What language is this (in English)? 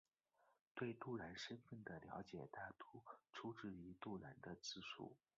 Chinese